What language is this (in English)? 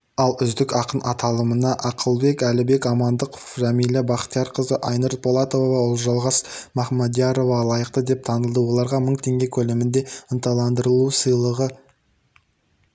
Kazakh